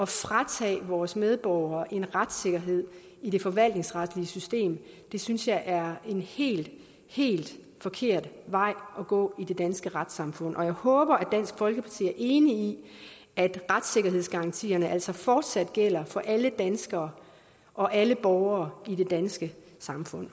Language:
Danish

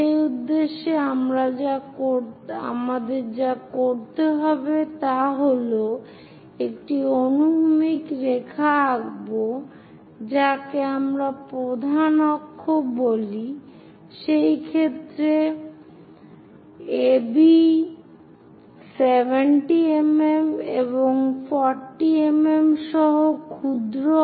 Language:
Bangla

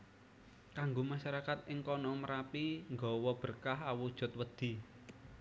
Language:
Javanese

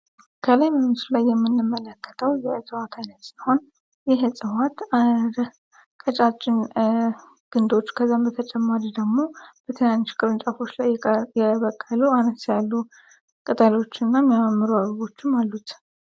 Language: Amharic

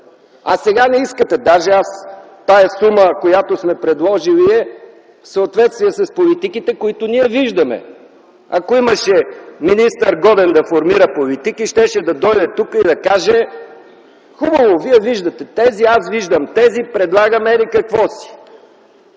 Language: Bulgarian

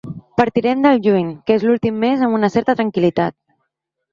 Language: Catalan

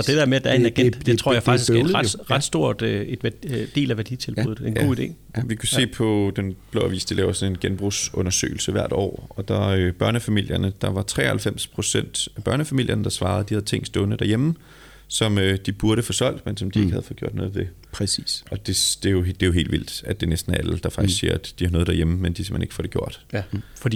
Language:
Danish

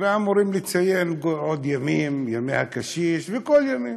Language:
Hebrew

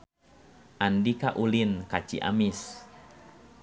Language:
Sundanese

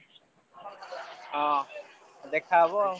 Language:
Odia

